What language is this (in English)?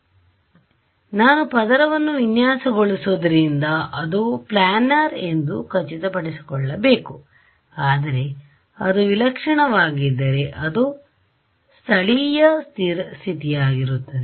Kannada